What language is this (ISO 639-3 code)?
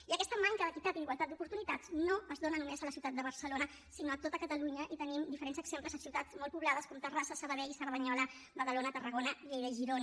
cat